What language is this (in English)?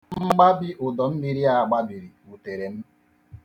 Igbo